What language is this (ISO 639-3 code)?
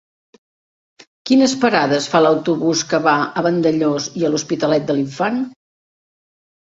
cat